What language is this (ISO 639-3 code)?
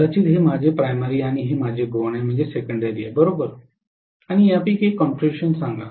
mar